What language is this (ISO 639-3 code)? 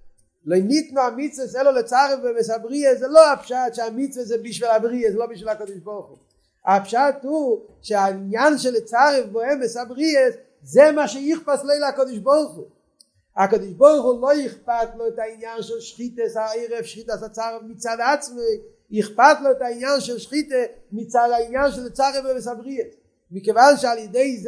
heb